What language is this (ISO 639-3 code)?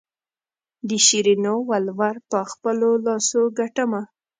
pus